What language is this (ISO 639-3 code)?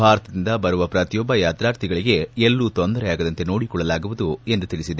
kan